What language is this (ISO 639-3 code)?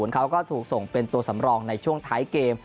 tha